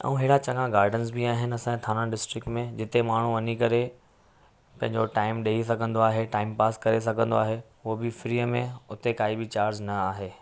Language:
Sindhi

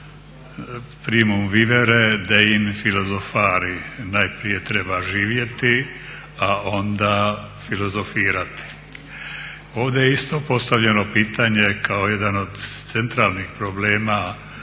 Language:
Croatian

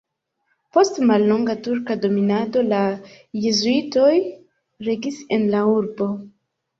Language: Esperanto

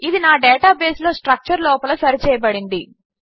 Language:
Telugu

